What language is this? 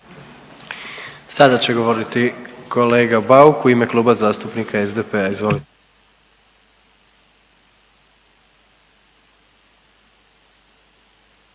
Croatian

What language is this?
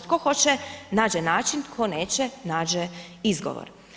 Croatian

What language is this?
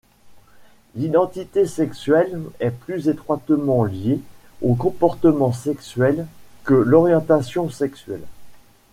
French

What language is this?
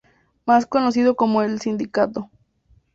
Spanish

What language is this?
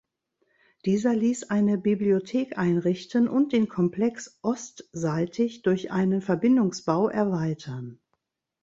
German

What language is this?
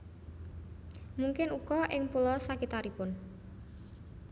Javanese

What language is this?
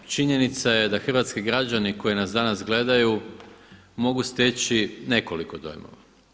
Croatian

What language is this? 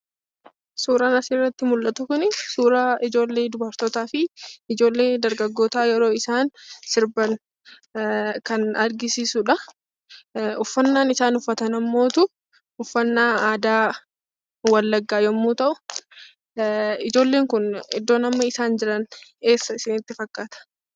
Oromo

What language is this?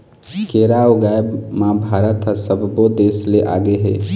Chhattisgarhi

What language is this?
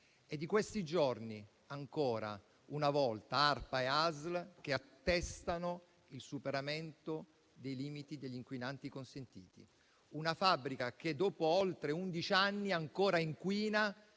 Italian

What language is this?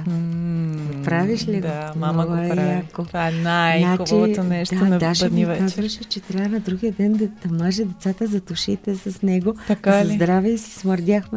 Bulgarian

